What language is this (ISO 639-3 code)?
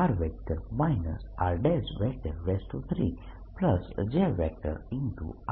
guj